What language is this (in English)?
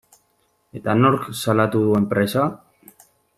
Basque